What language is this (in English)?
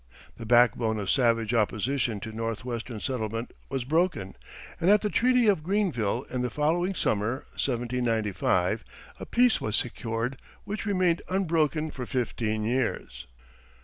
English